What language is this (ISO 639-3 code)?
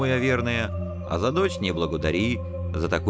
rus